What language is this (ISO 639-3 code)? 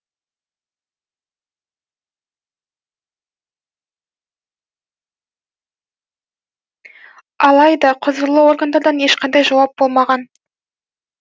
kaz